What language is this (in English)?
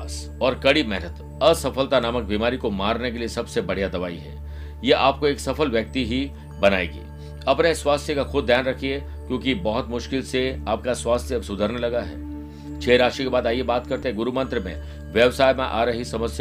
Hindi